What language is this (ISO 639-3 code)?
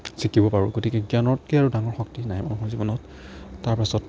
asm